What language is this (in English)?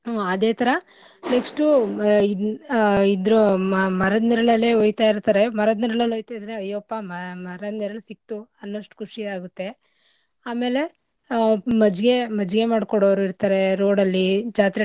Kannada